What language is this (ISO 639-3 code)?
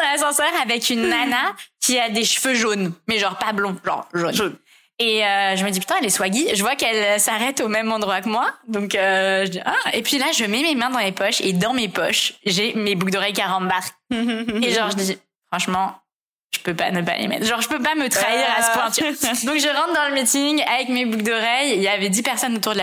fra